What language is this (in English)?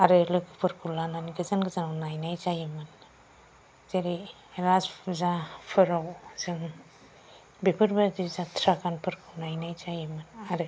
Bodo